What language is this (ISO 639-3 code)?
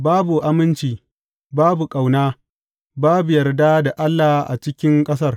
hau